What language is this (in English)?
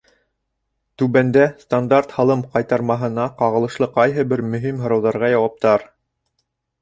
Bashkir